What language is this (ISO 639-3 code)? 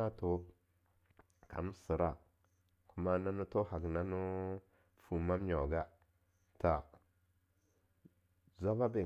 lnu